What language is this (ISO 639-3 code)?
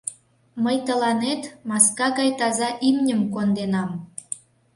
chm